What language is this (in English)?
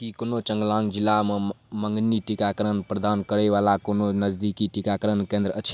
Maithili